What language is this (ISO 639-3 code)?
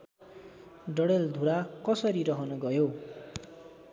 nep